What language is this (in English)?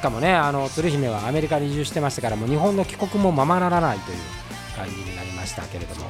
Japanese